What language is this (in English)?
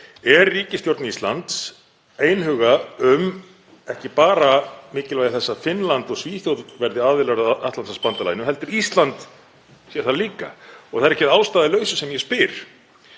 Icelandic